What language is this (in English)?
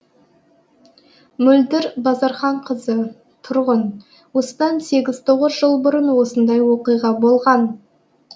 Kazakh